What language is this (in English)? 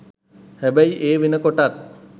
Sinhala